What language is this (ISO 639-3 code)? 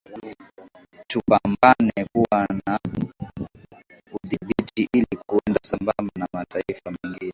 swa